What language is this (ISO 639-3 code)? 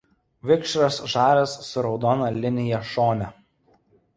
lit